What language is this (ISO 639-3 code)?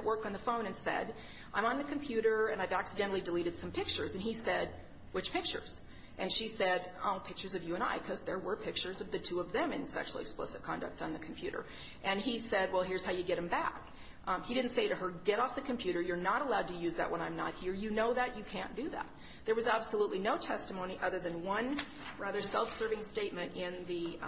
eng